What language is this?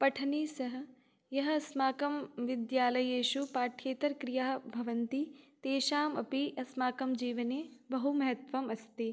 Sanskrit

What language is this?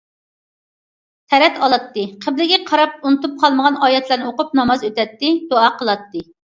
Uyghur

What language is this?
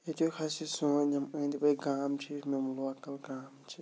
Kashmiri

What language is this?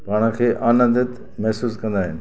Sindhi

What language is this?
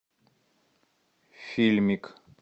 Russian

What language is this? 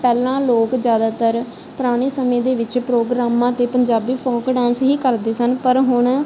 Punjabi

